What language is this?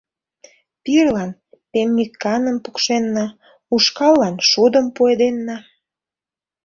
Mari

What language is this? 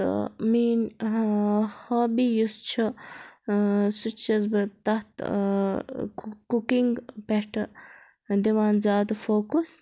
Kashmiri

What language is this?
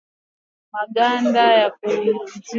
Swahili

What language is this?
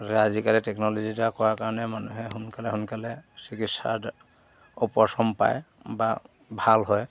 Assamese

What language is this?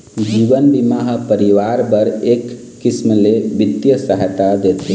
Chhattisgarhi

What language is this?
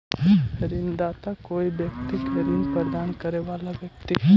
Magahi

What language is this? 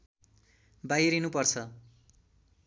Nepali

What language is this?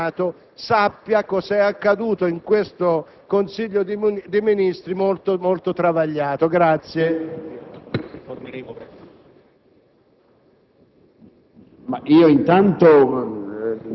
Italian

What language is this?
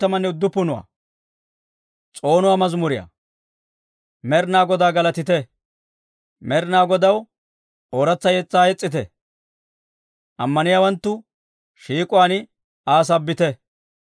Dawro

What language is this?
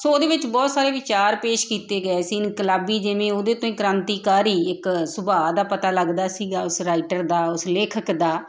Punjabi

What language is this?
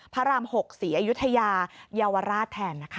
Thai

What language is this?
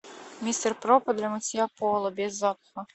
Russian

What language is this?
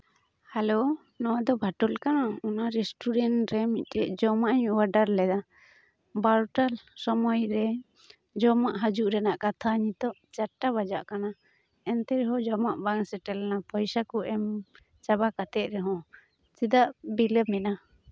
Santali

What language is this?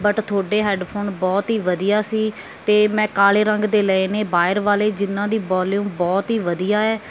Punjabi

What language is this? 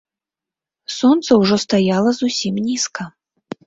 Belarusian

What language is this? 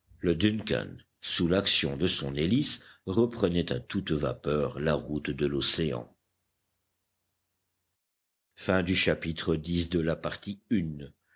French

